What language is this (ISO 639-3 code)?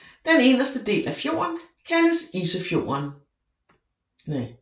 dan